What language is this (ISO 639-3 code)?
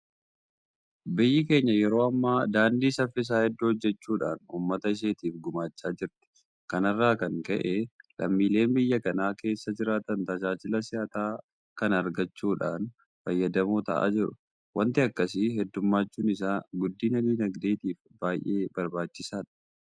orm